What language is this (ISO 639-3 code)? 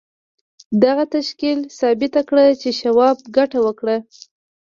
pus